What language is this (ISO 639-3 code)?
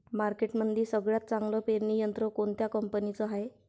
mar